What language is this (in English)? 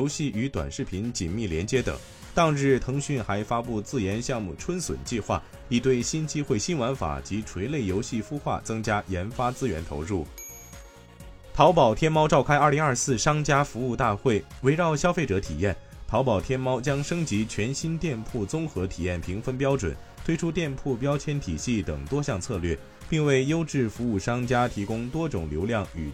Chinese